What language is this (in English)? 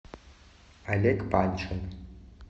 Russian